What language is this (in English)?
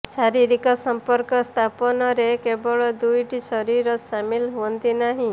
Odia